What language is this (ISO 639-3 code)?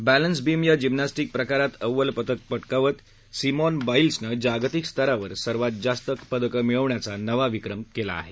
mar